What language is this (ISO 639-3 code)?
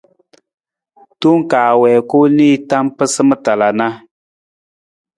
nmz